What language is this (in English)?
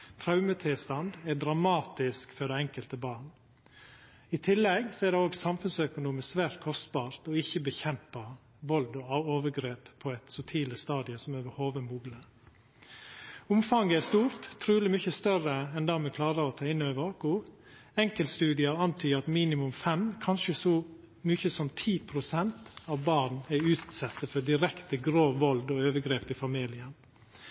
Norwegian Nynorsk